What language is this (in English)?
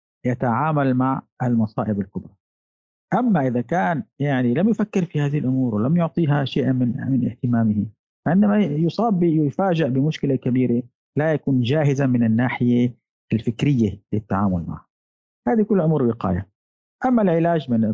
Arabic